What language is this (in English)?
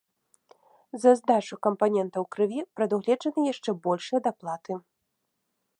Belarusian